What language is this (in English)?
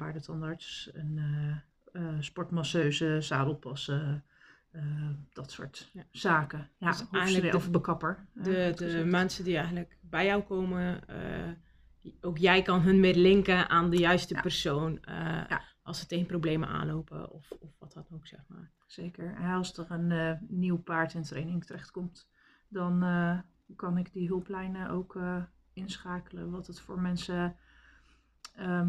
Dutch